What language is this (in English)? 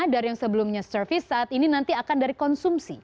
Indonesian